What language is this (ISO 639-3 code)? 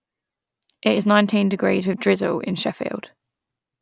eng